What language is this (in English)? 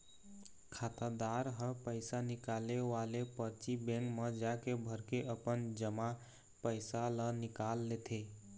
Chhattisgarhi